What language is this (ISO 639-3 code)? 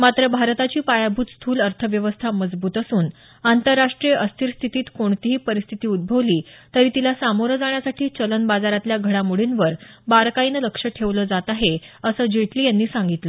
mar